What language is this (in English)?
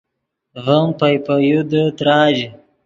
Yidgha